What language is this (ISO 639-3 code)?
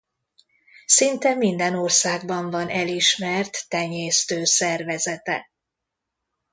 hun